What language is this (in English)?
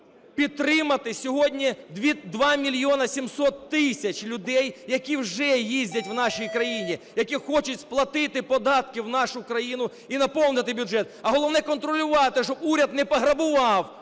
Ukrainian